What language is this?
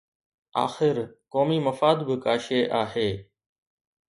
Sindhi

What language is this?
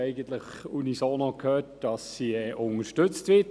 Swiss German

